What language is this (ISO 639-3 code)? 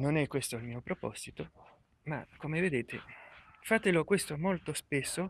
ita